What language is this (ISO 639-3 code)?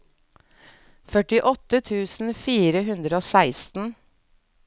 nor